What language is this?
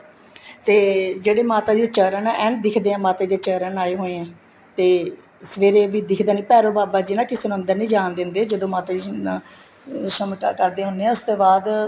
Punjabi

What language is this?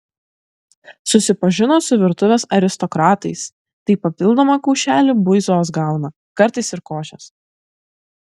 Lithuanian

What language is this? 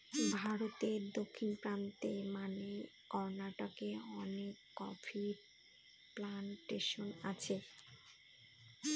Bangla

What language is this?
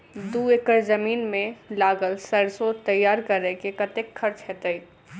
Maithili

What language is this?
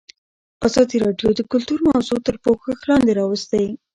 Pashto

